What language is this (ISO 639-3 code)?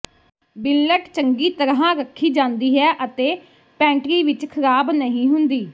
pan